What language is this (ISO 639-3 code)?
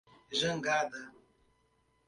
por